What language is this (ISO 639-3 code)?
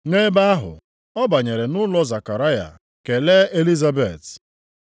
ibo